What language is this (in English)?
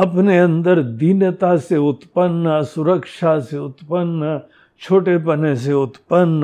Hindi